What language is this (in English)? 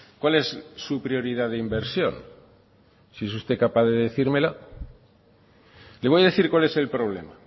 Spanish